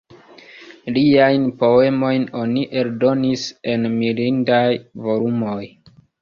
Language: Esperanto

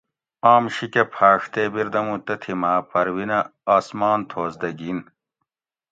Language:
Gawri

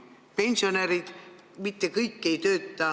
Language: Estonian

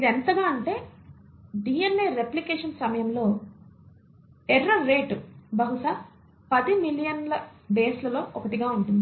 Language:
Telugu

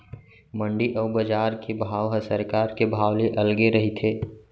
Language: Chhattisgarhi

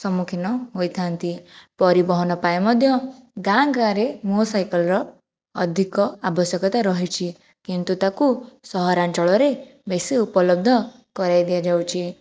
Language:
Odia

